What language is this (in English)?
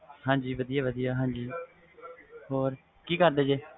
Punjabi